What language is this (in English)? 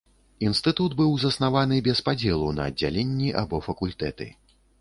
Belarusian